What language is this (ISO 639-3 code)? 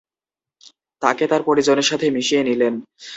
ben